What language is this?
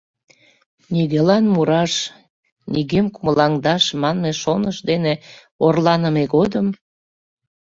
Mari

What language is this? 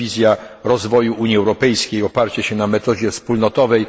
Polish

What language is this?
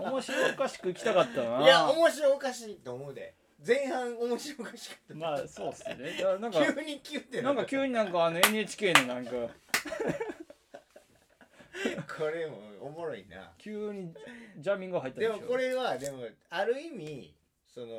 Japanese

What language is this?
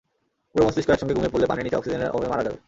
Bangla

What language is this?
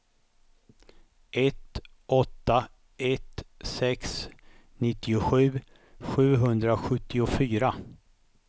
Swedish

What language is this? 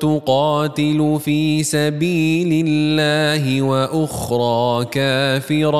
Malay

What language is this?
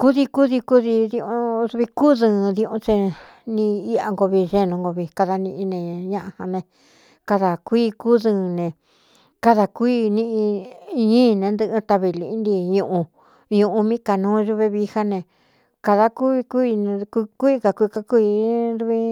Cuyamecalco Mixtec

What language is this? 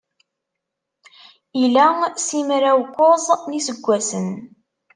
Kabyle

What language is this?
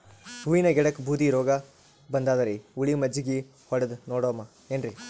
Kannada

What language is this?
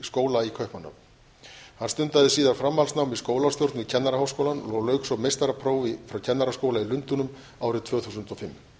Icelandic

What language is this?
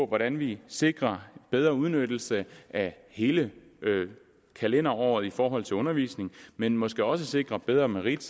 Danish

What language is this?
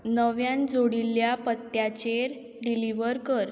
Konkani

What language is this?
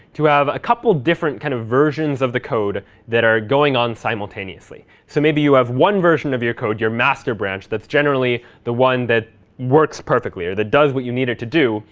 English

